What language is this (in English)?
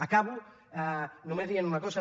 Catalan